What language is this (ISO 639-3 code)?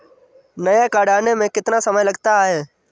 hin